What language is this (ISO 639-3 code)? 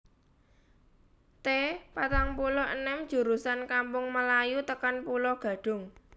jav